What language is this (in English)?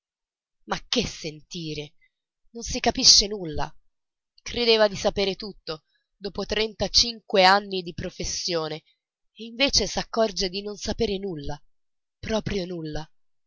Italian